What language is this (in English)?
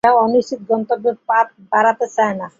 Bangla